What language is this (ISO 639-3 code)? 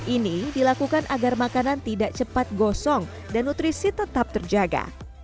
ind